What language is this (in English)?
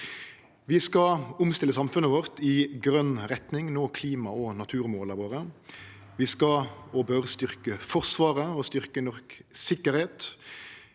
Norwegian